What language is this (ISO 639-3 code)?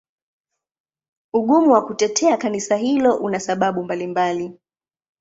swa